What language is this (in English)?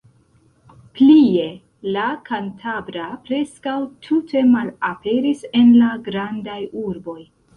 Esperanto